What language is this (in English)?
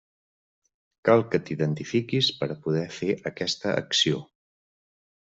Catalan